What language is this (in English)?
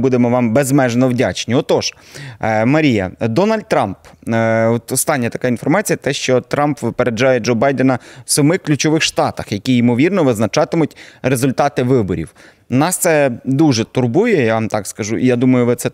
Ukrainian